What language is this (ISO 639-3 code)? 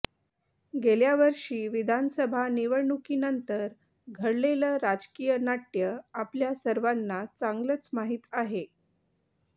mar